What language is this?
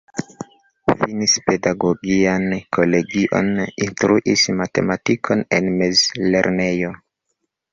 Esperanto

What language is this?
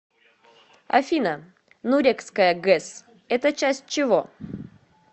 Russian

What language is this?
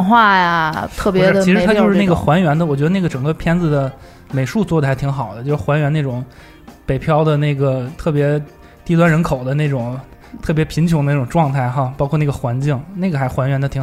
Chinese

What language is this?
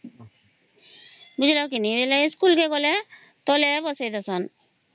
Odia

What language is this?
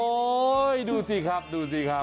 Thai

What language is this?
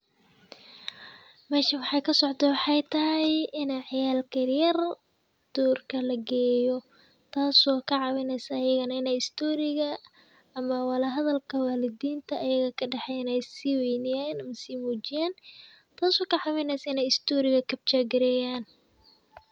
Somali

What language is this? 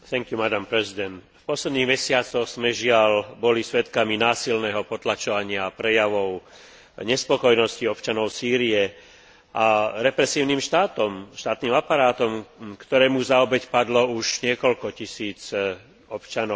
Slovak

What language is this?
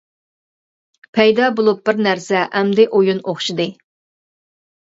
Uyghur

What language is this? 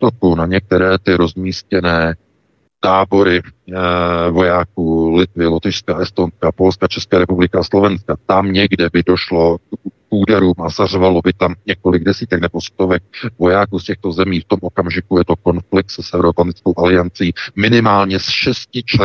Czech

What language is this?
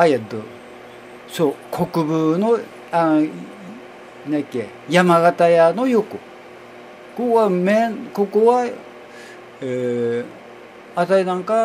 Japanese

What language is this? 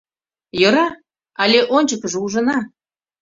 Mari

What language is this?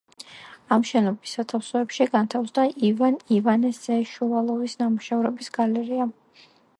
Georgian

